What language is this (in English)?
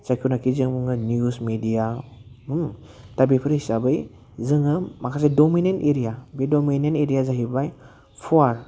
Bodo